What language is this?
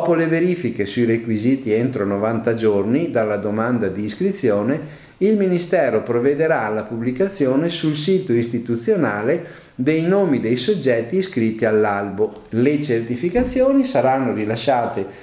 Italian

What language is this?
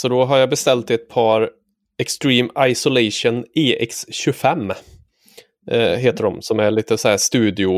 Swedish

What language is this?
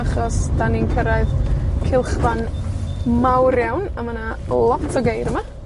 Welsh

